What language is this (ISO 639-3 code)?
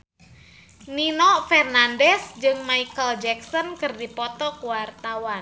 sun